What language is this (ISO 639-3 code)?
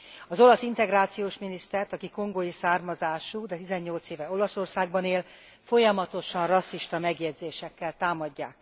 hun